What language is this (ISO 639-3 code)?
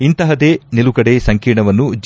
kan